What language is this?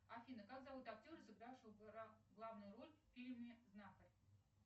Russian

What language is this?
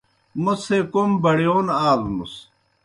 Kohistani Shina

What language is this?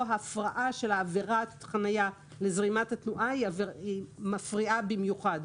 Hebrew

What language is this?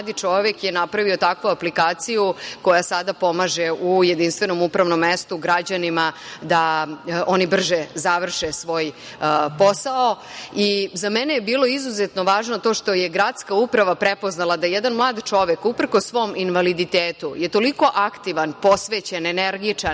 Serbian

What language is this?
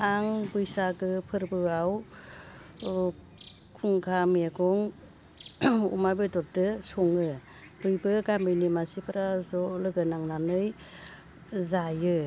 Bodo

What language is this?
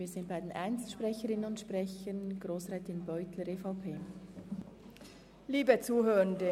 Swiss German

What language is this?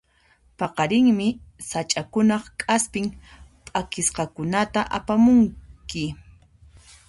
Puno Quechua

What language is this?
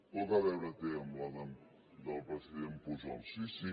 Catalan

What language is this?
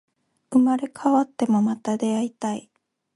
Japanese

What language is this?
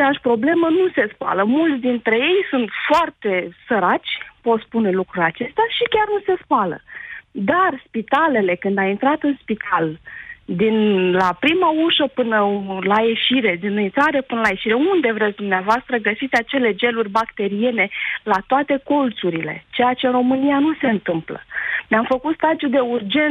Romanian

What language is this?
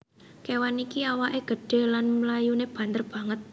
Javanese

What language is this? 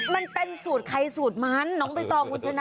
Thai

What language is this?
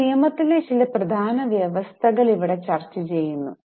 Malayalam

